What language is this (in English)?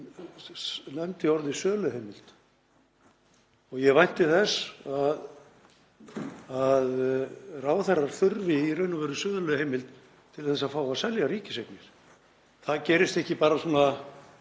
Icelandic